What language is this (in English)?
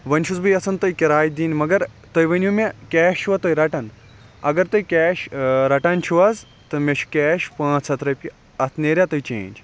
Kashmiri